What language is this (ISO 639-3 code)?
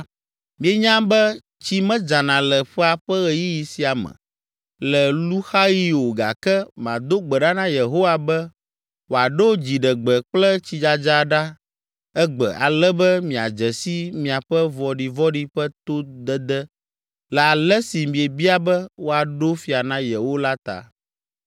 ewe